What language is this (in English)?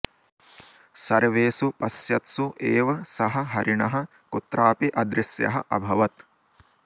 Sanskrit